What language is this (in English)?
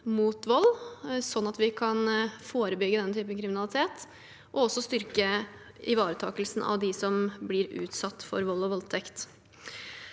Norwegian